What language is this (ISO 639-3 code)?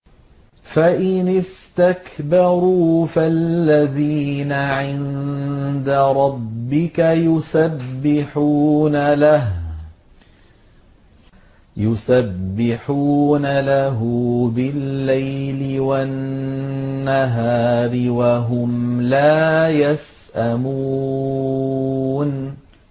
ara